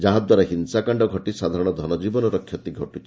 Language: Odia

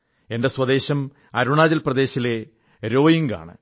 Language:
Malayalam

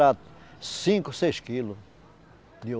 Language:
Portuguese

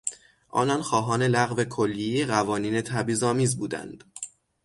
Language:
Persian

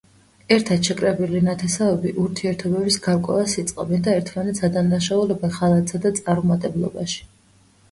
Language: Georgian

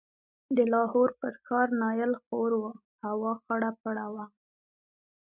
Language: Pashto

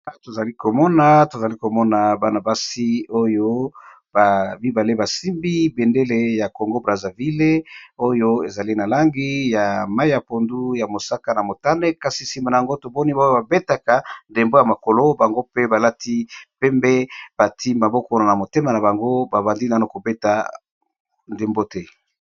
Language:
Lingala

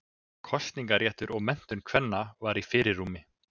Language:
Icelandic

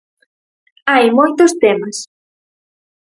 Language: Galician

